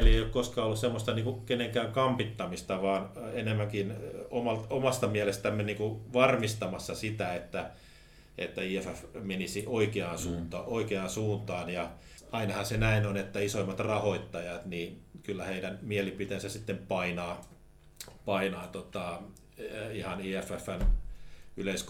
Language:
Finnish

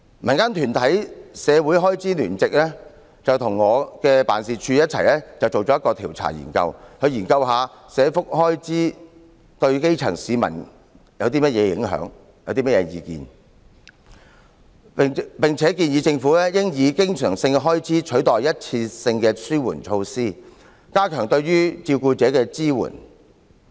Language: Cantonese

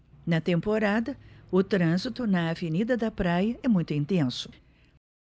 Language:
Portuguese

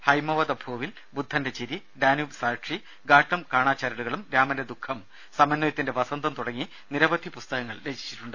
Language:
Malayalam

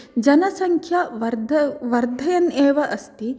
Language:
Sanskrit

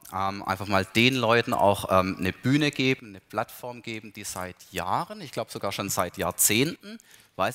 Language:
German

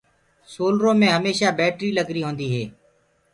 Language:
Gurgula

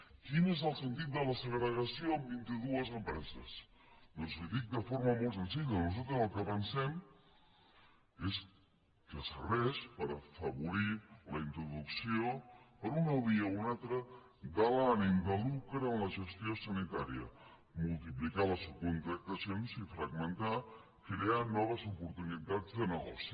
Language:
Catalan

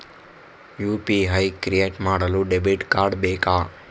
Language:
Kannada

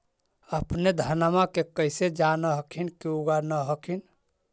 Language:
Magahi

